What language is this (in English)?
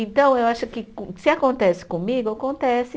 Portuguese